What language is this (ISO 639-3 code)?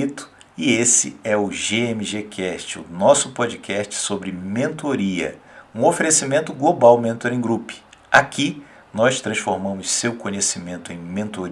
por